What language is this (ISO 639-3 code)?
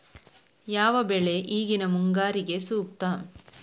kan